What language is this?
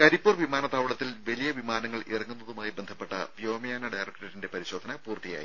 Malayalam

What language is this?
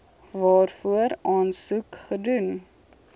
Afrikaans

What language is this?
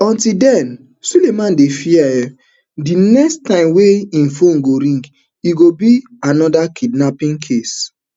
Nigerian Pidgin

